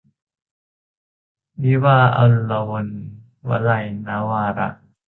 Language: Thai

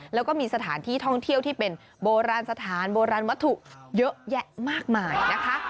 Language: Thai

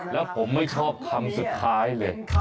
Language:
Thai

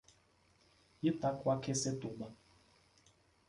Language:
Portuguese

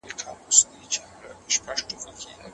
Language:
Pashto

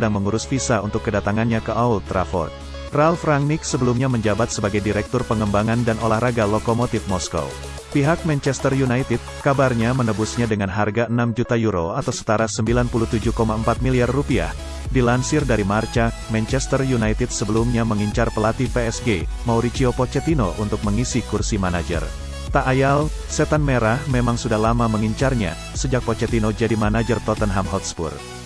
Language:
Indonesian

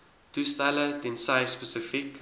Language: Afrikaans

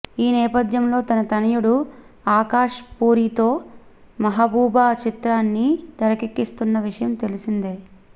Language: Telugu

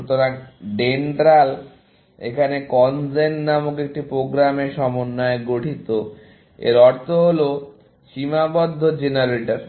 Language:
Bangla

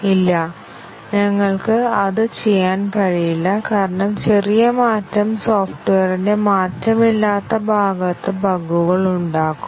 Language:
Malayalam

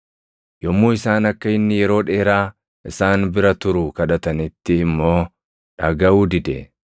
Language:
Oromo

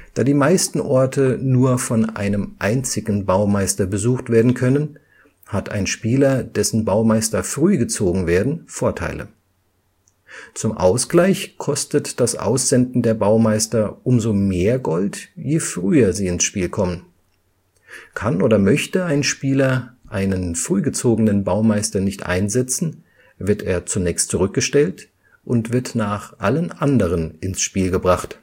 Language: German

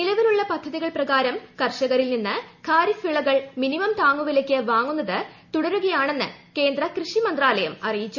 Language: Malayalam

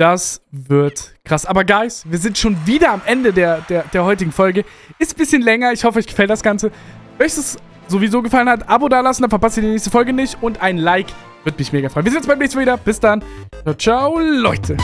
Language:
German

